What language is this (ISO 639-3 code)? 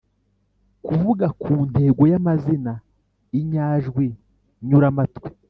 kin